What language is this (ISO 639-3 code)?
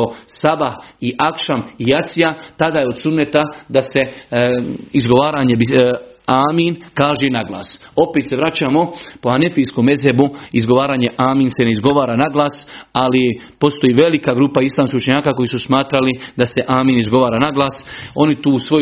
hrv